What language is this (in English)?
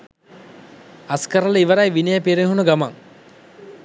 Sinhala